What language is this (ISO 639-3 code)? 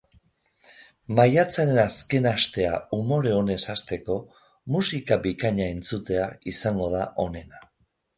eus